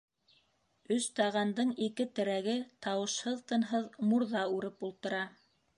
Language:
Bashkir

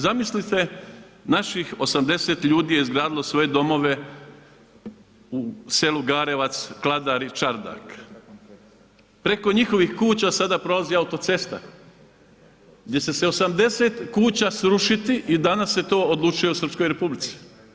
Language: Croatian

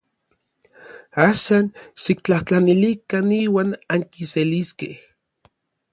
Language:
Orizaba Nahuatl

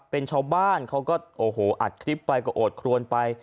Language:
Thai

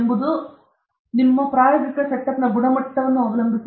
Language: Kannada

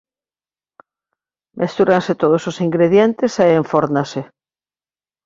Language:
Galician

